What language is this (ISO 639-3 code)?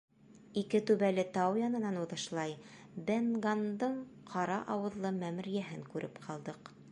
bak